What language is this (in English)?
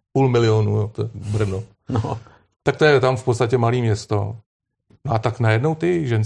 Czech